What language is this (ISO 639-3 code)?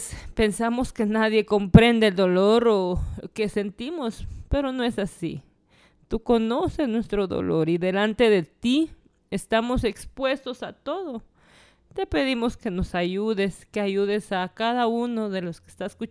spa